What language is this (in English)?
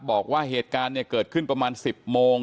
Thai